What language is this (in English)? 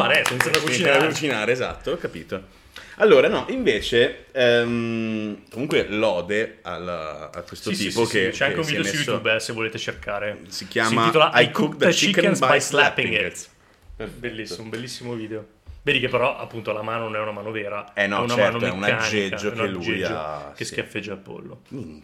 Italian